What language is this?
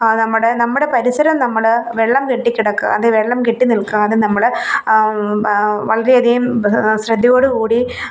Malayalam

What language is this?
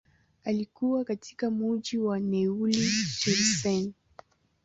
Swahili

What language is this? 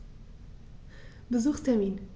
German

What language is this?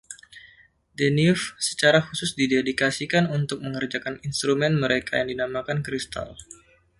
Indonesian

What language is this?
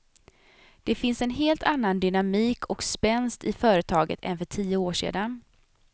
Swedish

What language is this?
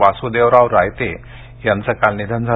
Marathi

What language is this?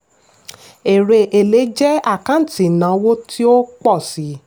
Yoruba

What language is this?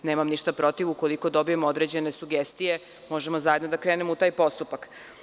Serbian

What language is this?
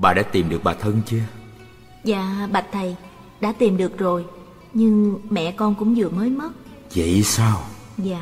Vietnamese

